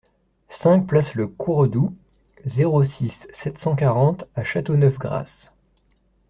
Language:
French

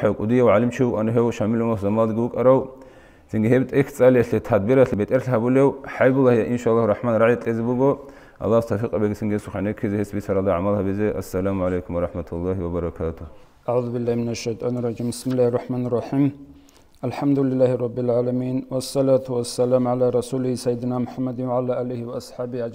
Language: Arabic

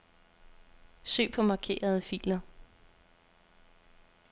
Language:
Danish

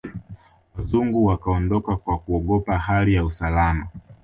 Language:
Swahili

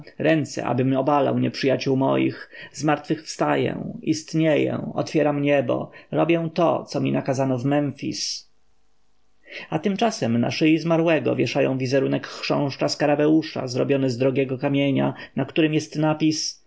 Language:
Polish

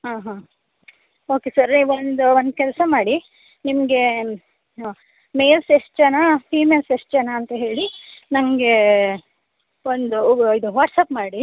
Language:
Kannada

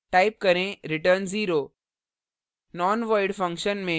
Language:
Hindi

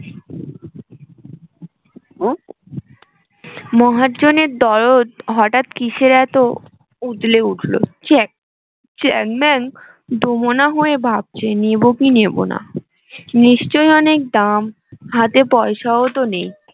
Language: Bangla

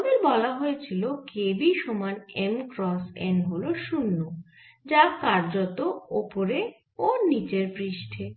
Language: Bangla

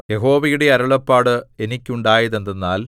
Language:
Malayalam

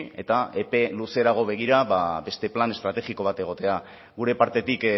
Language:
Basque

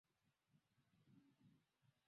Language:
Swahili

